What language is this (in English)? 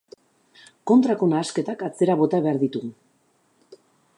Basque